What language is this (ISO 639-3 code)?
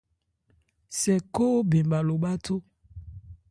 ebr